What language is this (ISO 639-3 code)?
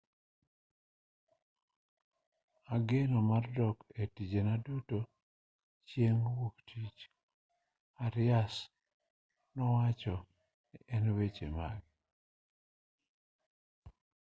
luo